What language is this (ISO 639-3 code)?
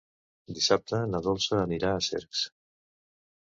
cat